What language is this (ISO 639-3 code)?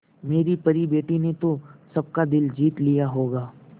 hin